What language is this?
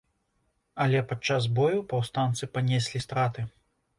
Belarusian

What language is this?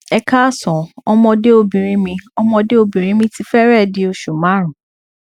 Yoruba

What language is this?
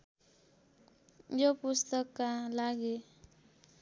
Nepali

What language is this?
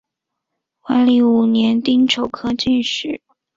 Chinese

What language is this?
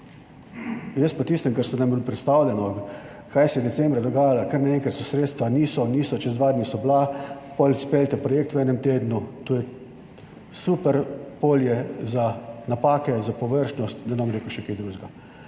Slovenian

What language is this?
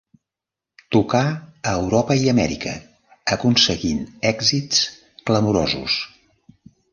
Catalan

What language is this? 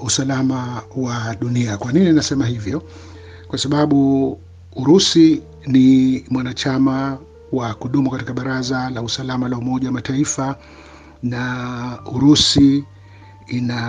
Swahili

